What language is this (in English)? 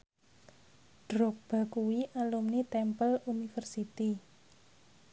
Javanese